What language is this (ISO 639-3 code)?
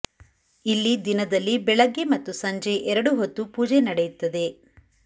kan